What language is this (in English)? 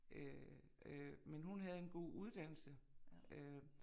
Danish